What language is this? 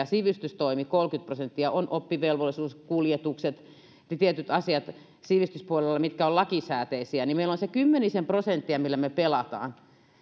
Finnish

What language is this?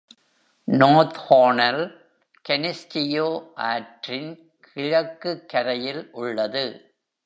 Tamil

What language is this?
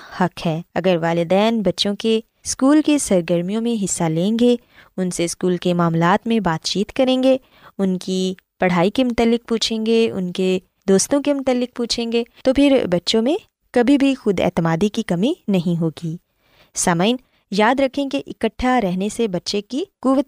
Urdu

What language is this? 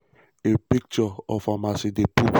Nigerian Pidgin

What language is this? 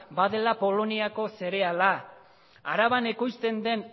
Basque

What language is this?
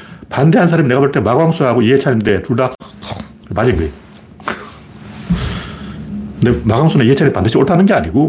Korean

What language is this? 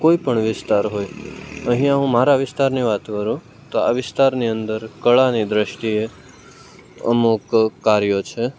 Gujarati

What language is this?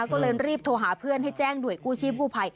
Thai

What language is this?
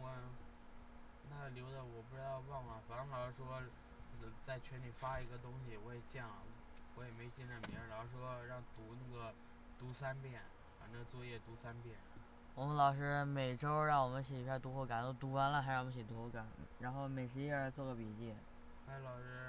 Chinese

